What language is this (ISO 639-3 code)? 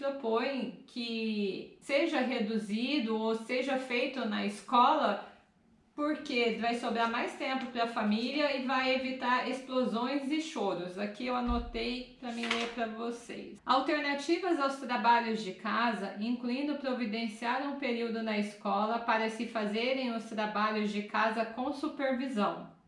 por